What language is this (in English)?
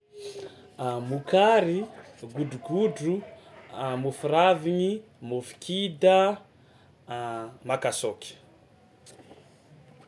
Tsimihety Malagasy